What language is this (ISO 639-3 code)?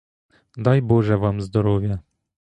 ukr